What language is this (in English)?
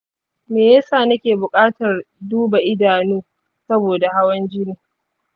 Hausa